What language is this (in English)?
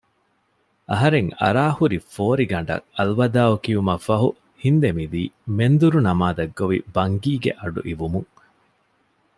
Divehi